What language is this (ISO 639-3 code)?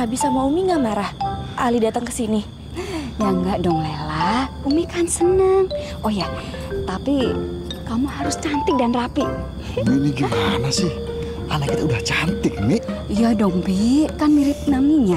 ind